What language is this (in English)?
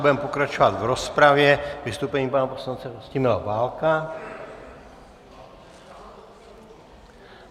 Czech